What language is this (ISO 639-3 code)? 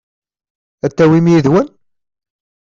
kab